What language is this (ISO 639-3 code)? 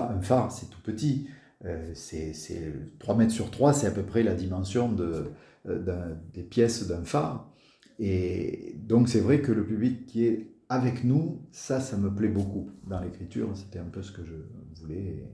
fra